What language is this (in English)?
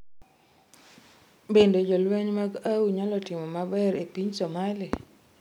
Luo (Kenya and Tanzania)